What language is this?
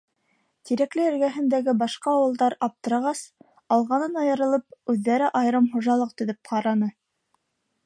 Bashkir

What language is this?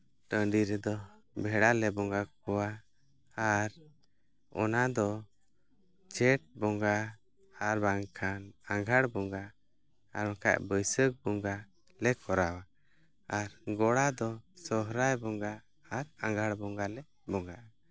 Santali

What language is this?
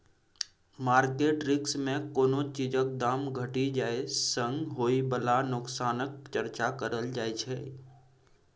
Maithili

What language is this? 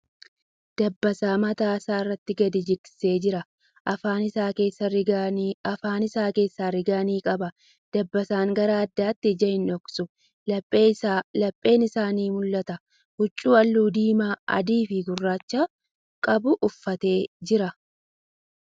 Oromo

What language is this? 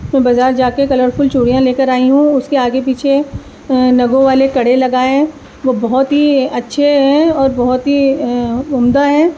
Urdu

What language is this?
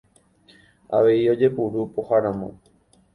Guarani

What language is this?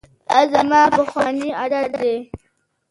Pashto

